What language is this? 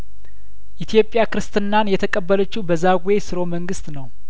Amharic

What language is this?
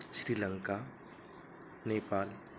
Sanskrit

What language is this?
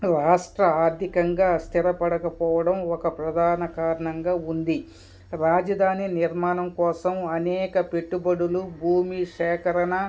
Telugu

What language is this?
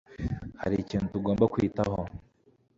Kinyarwanda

